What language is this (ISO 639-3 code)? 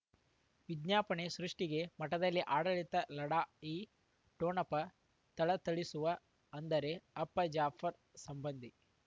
kan